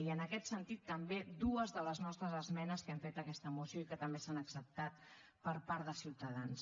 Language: Catalan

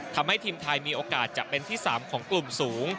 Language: Thai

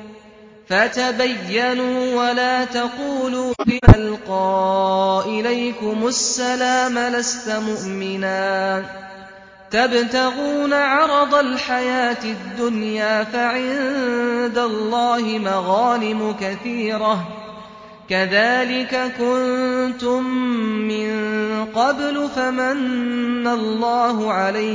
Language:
Arabic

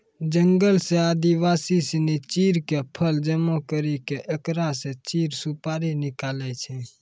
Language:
Maithili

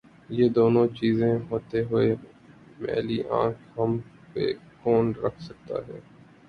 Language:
Urdu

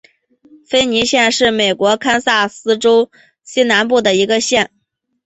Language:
Chinese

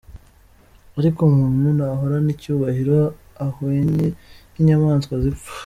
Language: Kinyarwanda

